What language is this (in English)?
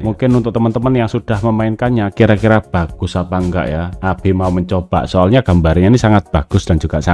Indonesian